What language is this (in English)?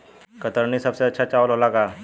Bhojpuri